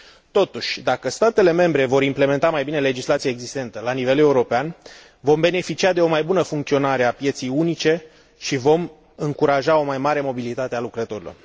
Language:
Romanian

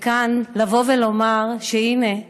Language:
Hebrew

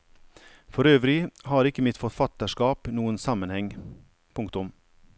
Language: Norwegian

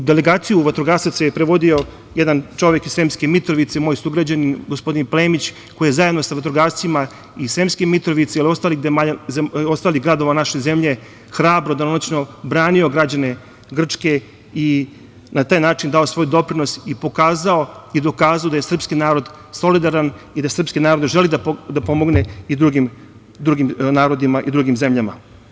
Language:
Serbian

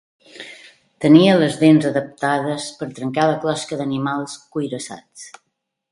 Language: Catalan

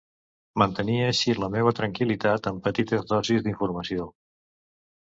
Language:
Catalan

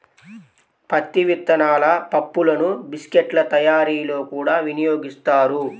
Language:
Telugu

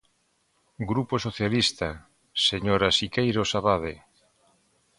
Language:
Galician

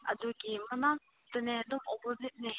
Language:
Manipuri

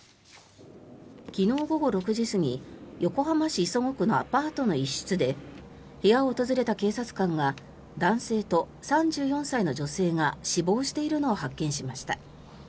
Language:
Japanese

